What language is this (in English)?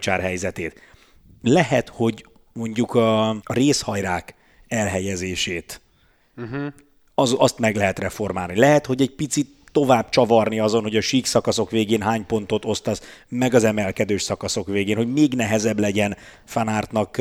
Hungarian